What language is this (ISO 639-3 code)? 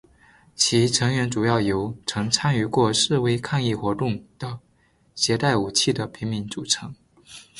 zho